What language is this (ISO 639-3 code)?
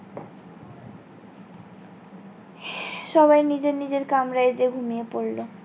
ben